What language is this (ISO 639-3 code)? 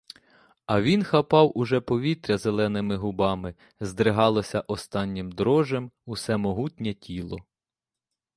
ukr